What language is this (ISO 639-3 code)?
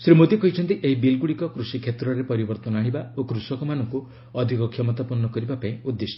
ori